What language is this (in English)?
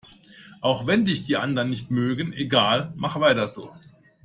German